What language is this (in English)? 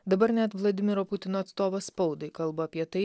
Lithuanian